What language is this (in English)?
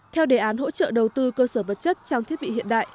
Vietnamese